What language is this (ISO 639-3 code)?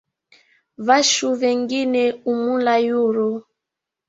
swa